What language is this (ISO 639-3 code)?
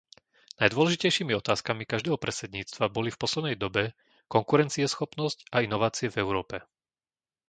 slk